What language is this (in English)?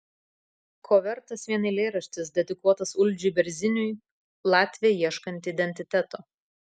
Lithuanian